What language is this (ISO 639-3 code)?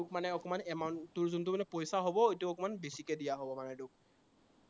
asm